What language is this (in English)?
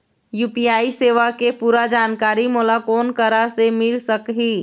Chhattisgarhi